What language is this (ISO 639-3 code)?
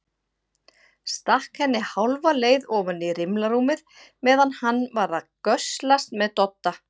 isl